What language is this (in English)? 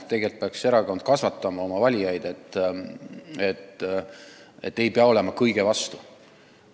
Estonian